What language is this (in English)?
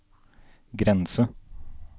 Norwegian